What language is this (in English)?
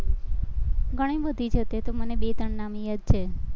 Gujarati